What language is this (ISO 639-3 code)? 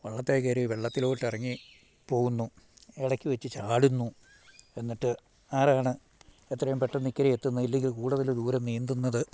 mal